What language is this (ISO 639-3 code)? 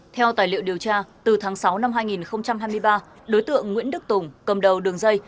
vie